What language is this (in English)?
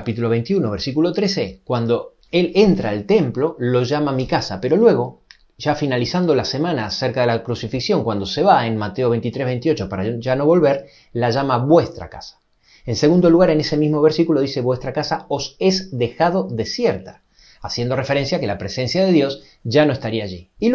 Spanish